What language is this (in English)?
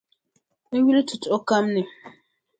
Dagbani